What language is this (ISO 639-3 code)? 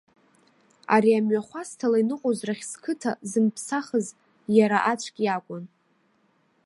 abk